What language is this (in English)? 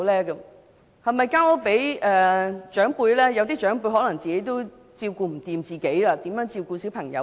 Cantonese